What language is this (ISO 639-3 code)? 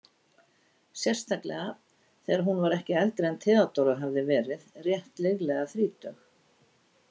isl